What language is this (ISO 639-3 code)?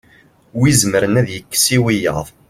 kab